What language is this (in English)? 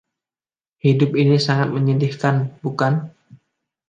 Indonesian